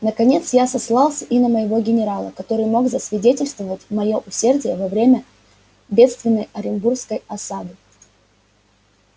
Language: Russian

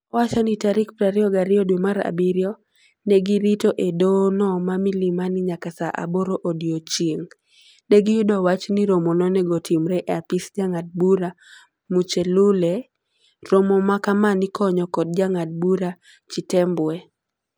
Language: Luo (Kenya and Tanzania)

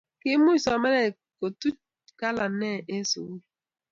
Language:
Kalenjin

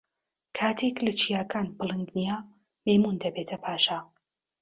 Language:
Central Kurdish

